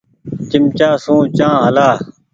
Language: Goaria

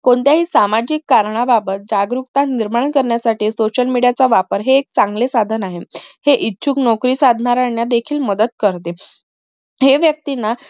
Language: Marathi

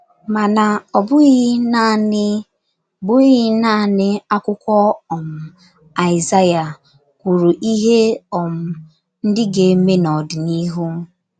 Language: Igbo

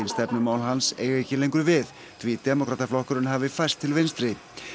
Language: Icelandic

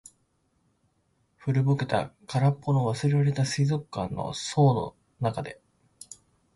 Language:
Japanese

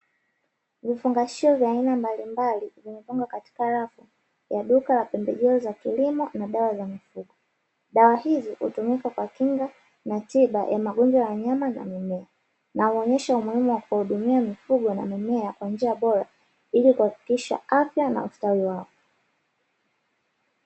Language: Swahili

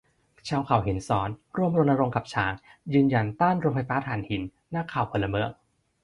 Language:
Thai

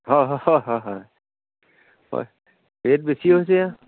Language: Assamese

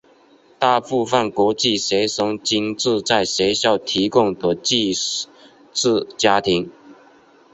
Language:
Chinese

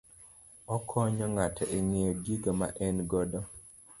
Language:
Luo (Kenya and Tanzania)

